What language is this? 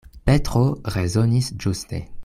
Esperanto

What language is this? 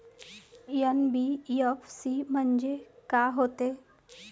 Marathi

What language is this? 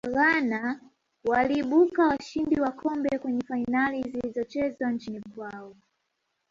Swahili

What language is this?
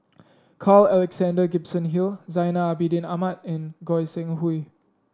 English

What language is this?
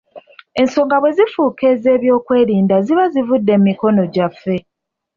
Ganda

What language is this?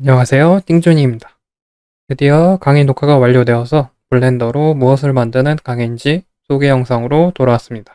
Korean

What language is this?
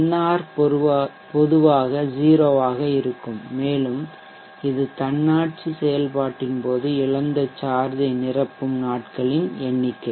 Tamil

